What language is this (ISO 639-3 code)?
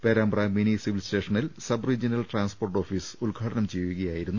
mal